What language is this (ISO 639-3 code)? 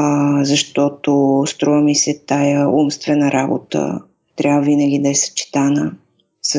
bul